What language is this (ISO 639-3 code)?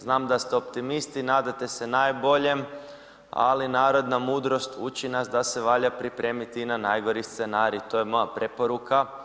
hrv